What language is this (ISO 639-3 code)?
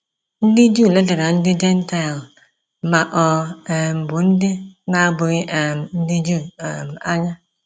ibo